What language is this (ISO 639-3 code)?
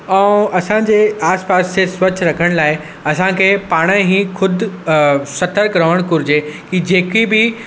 snd